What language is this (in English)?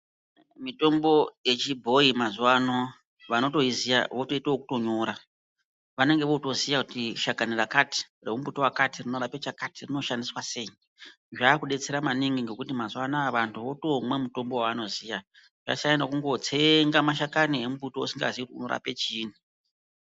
Ndau